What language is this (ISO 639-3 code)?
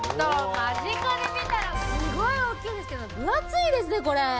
jpn